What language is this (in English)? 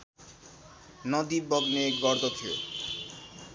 Nepali